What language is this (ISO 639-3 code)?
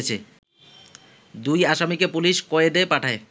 ben